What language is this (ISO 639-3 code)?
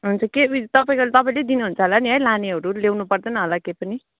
nep